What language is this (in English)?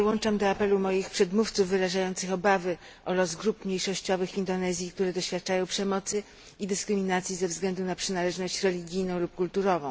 Polish